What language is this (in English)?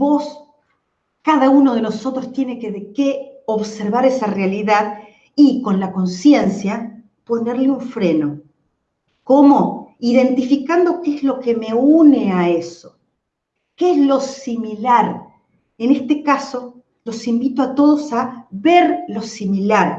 Spanish